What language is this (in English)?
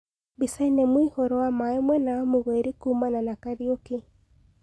Kikuyu